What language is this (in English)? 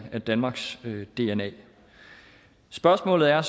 Danish